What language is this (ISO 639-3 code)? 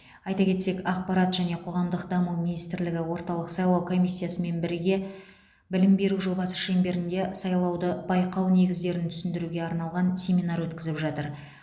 kaz